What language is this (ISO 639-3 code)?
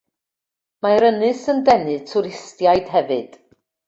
cym